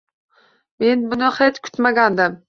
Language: Uzbek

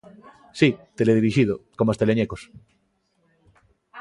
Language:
Galician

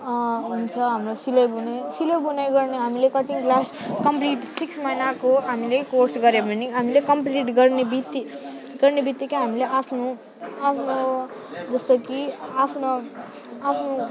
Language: Nepali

